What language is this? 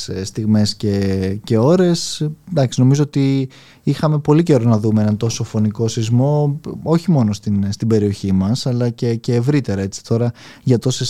Greek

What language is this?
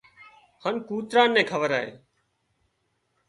Wadiyara Koli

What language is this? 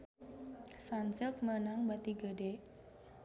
Sundanese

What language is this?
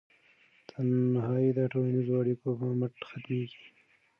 Pashto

